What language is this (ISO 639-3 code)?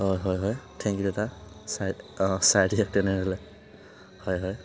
asm